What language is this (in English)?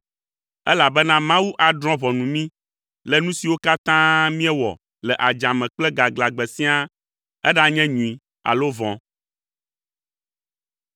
Ewe